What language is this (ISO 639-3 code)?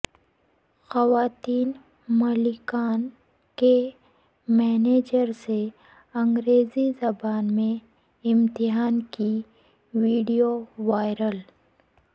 urd